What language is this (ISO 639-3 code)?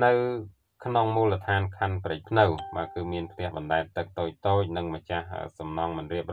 tha